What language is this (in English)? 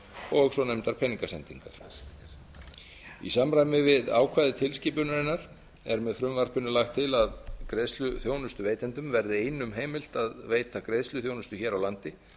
Icelandic